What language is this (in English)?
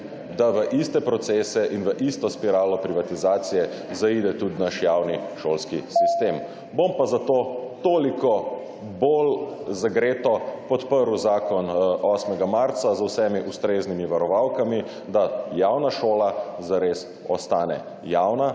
Slovenian